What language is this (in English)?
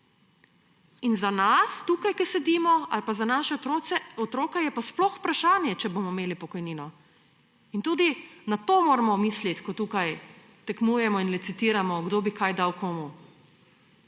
Slovenian